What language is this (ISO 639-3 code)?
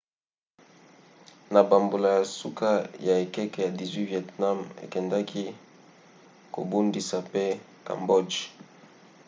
lin